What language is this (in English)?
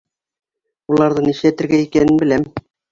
Bashkir